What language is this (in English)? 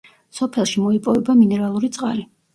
Georgian